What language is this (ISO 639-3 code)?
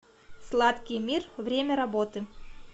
rus